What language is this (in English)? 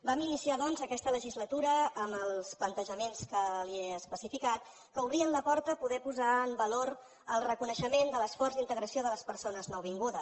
Catalan